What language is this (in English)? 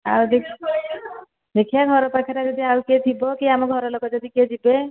Odia